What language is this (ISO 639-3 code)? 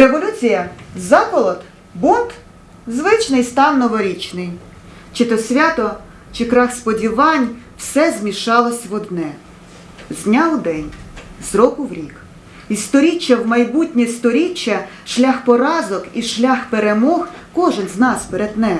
ukr